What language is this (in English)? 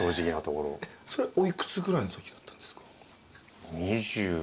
Japanese